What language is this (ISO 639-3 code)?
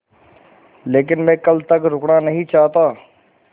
hin